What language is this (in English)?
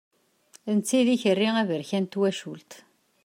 Kabyle